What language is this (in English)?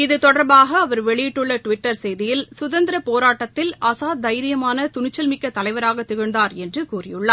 Tamil